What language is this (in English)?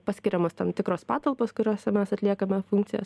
Lithuanian